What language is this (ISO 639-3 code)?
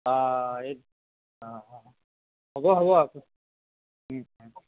asm